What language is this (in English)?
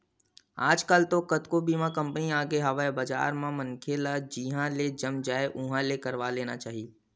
Chhattisgarhi